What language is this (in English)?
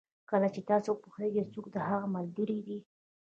Pashto